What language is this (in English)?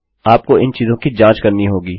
Hindi